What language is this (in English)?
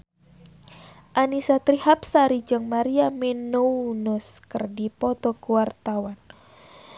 Sundanese